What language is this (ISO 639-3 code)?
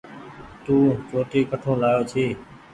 gig